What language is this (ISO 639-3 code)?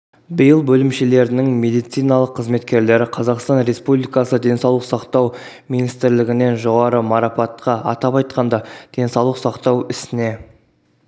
kaz